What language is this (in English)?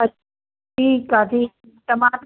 Sindhi